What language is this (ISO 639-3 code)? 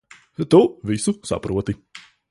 lav